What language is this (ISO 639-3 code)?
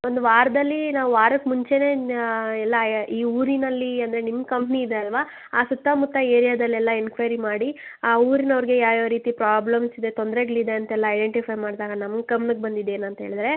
kan